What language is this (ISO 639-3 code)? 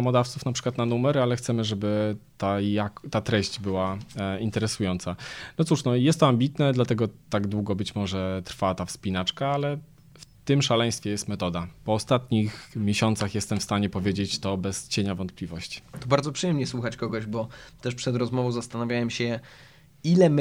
pol